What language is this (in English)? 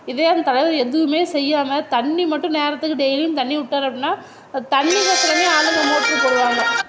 Tamil